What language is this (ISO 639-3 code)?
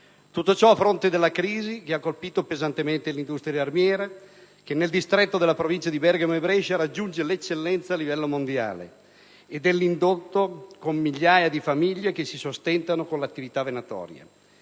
ita